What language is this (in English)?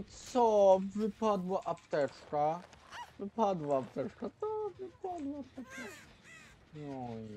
Polish